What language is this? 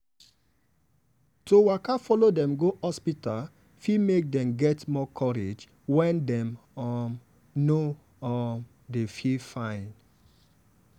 Nigerian Pidgin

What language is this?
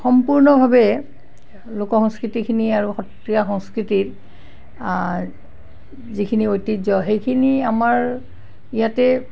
Assamese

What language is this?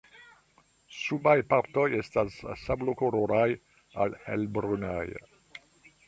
Esperanto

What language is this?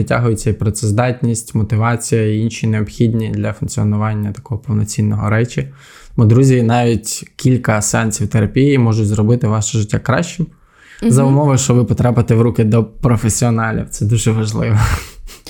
Ukrainian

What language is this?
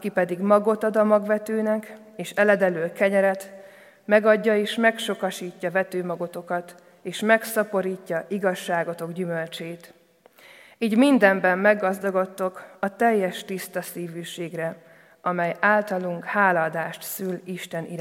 Hungarian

